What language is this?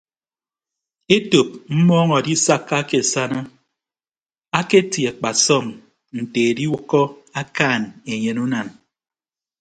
Ibibio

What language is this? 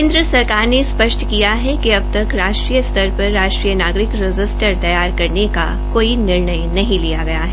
Hindi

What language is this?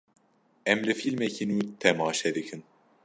Kurdish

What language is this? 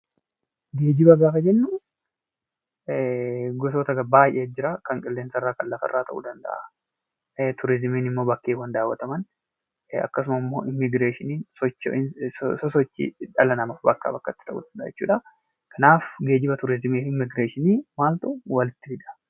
Oromo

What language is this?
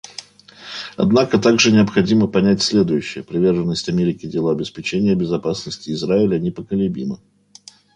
Russian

